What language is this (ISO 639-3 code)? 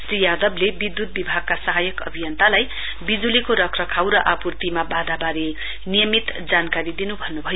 nep